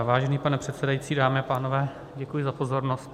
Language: Czech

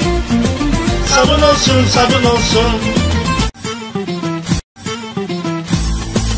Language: Turkish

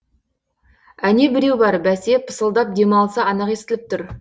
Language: Kazakh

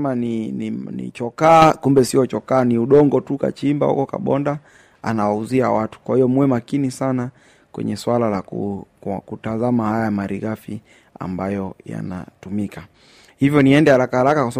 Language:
Swahili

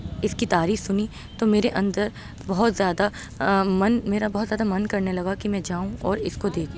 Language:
Urdu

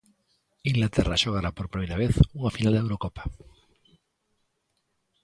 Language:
Galician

